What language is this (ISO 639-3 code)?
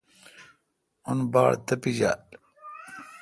xka